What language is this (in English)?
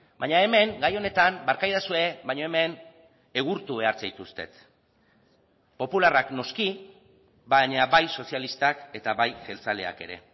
Basque